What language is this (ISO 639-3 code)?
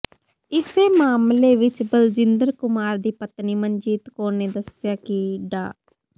pan